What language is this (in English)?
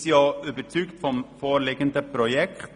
Swiss German